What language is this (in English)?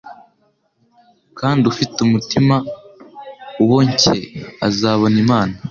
Kinyarwanda